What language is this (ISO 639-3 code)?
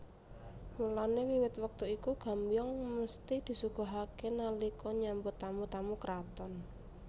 jav